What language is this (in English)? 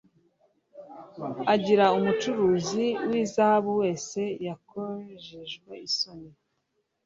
Kinyarwanda